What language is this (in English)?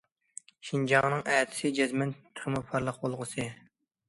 Uyghur